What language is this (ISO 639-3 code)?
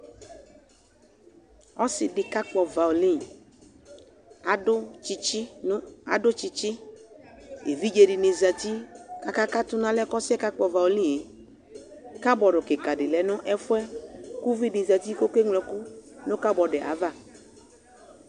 kpo